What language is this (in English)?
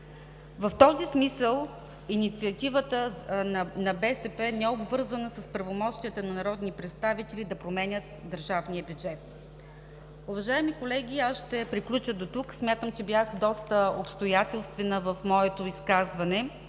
Bulgarian